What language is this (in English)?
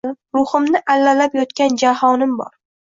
Uzbek